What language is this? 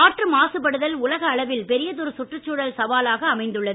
Tamil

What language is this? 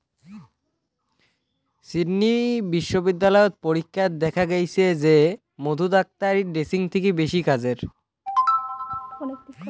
Bangla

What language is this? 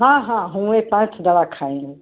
Hindi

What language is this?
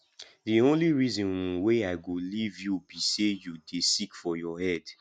Nigerian Pidgin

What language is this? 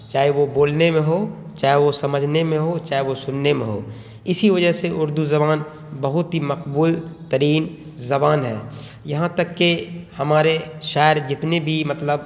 Urdu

